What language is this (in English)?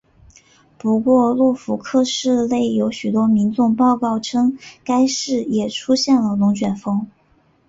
Chinese